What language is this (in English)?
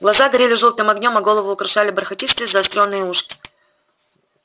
Russian